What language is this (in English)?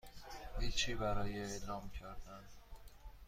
Persian